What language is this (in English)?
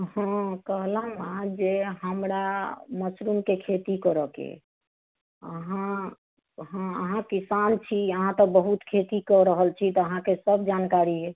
Maithili